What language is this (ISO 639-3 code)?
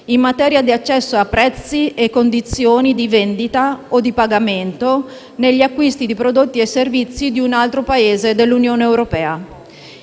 ita